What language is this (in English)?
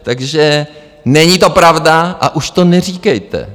Czech